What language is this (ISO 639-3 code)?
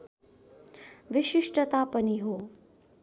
nep